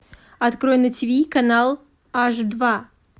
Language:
Russian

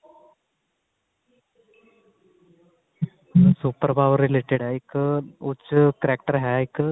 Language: Punjabi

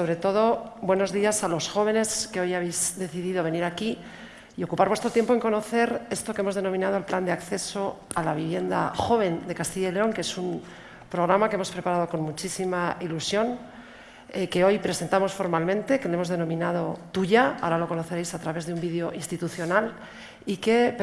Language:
Spanish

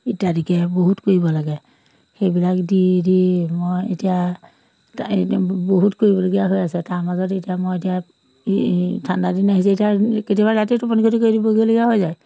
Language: Assamese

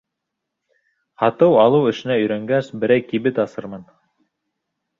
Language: Bashkir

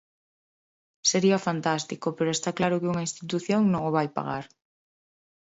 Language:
Galician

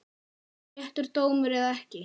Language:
Icelandic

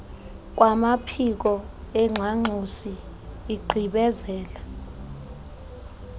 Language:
Xhosa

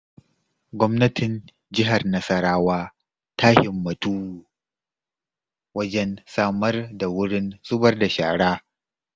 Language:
Hausa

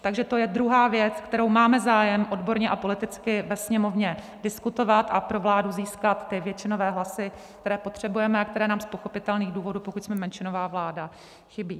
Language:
Czech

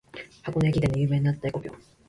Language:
Japanese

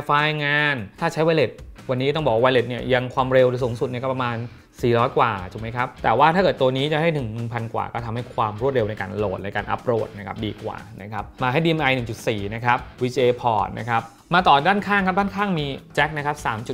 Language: Thai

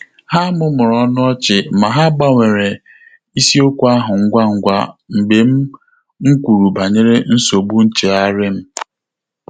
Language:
Igbo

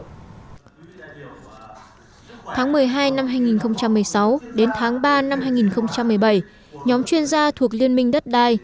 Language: Vietnamese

